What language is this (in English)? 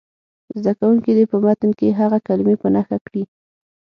Pashto